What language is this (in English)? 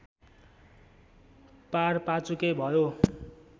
Nepali